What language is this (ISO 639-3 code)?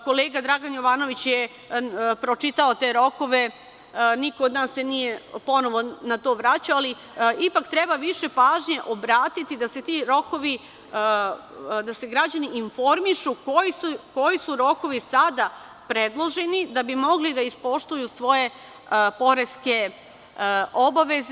srp